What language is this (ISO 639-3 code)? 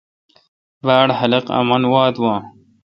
xka